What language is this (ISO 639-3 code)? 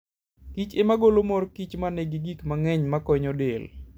luo